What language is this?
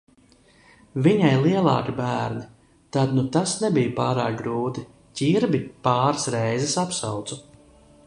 Latvian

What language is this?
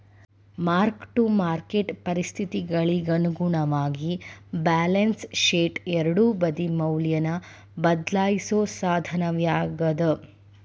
Kannada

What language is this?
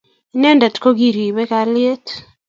Kalenjin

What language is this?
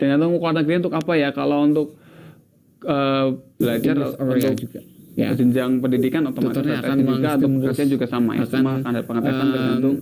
Indonesian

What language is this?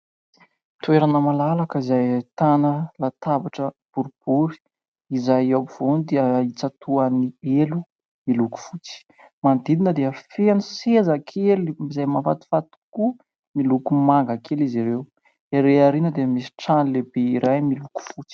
Malagasy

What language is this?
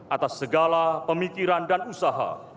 Indonesian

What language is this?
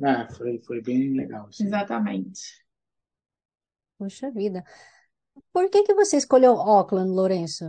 Portuguese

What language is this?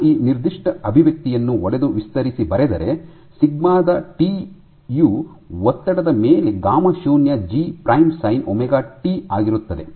Kannada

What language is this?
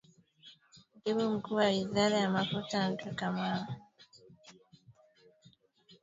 Swahili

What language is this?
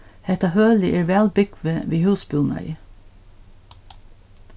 Faroese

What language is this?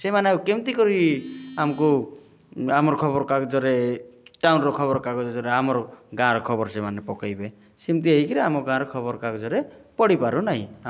Odia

